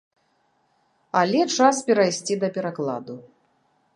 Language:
Belarusian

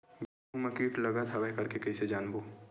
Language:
Chhattisgarhi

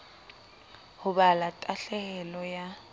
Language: Southern Sotho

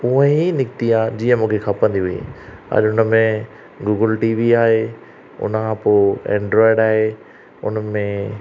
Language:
Sindhi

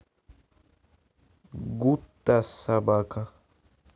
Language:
Russian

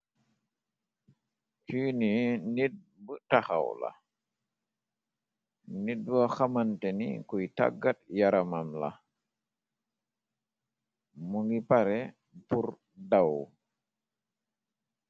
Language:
Wolof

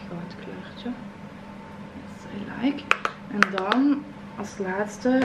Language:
Dutch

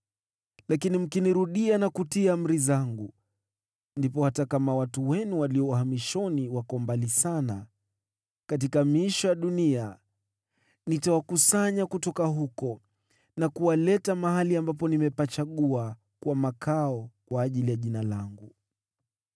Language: Swahili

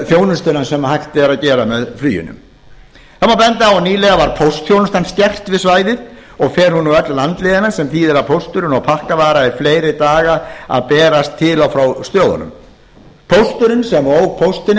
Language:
Icelandic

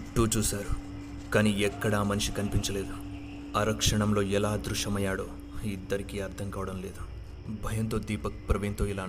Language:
Telugu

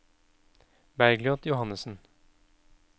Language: Norwegian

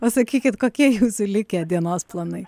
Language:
Lithuanian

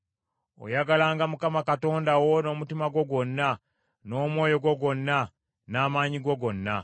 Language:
Ganda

